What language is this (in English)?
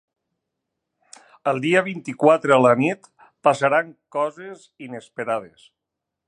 Catalan